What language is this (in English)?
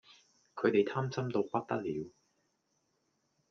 Cantonese